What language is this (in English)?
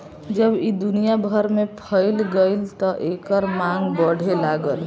Bhojpuri